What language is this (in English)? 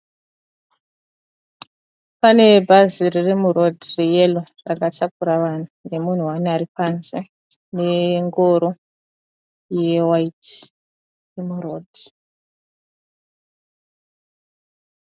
Shona